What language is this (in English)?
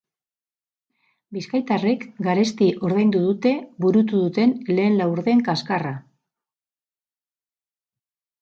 Basque